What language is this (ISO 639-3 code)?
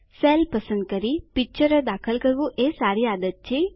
guj